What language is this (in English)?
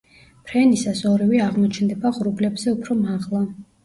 Georgian